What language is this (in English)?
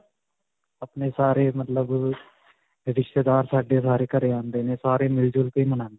Punjabi